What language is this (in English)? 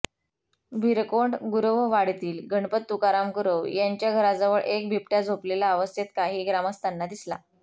Marathi